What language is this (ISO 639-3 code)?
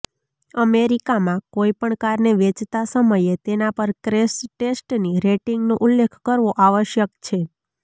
guj